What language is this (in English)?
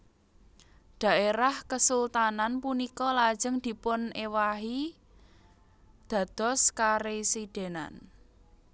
Javanese